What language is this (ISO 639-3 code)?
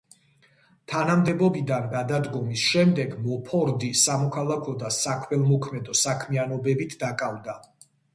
kat